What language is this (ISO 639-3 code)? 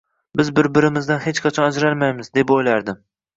uzb